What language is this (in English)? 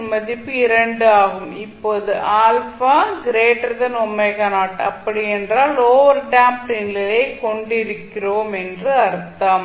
Tamil